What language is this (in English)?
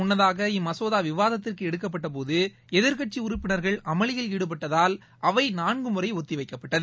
Tamil